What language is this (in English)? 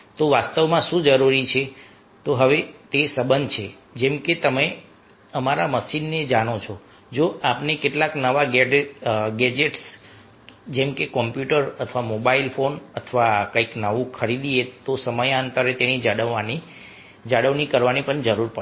Gujarati